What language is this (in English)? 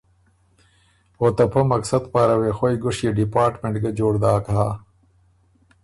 Ormuri